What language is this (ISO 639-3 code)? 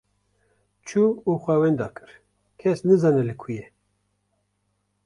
kur